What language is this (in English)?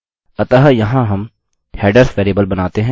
Hindi